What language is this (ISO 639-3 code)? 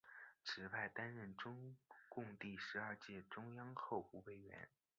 zho